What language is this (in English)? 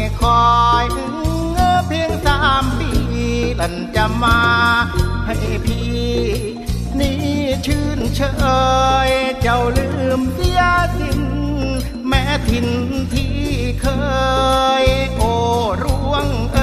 Thai